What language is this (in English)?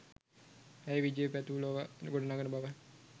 Sinhala